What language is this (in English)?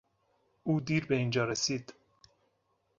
Persian